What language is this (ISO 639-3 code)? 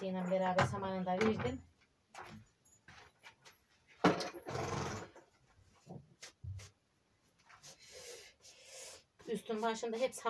tur